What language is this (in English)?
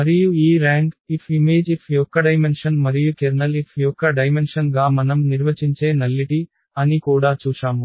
Telugu